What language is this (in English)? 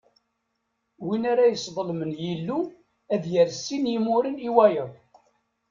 Kabyle